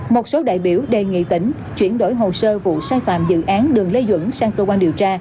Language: Vietnamese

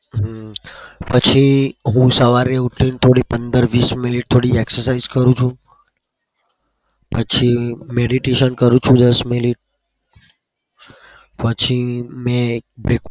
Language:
Gujarati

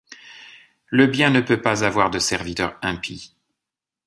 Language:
French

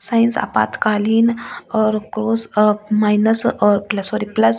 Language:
Hindi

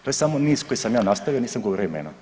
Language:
Croatian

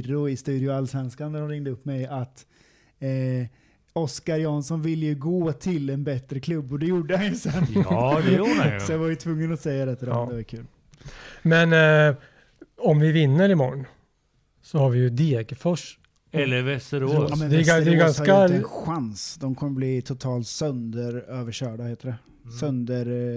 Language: Swedish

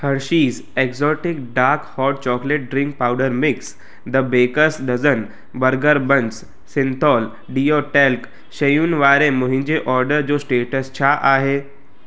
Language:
Sindhi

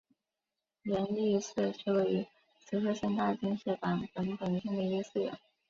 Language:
Chinese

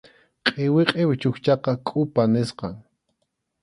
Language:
Arequipa-La Unión Quechua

